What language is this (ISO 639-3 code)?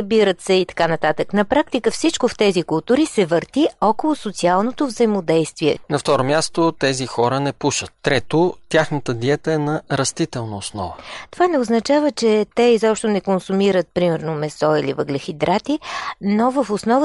bul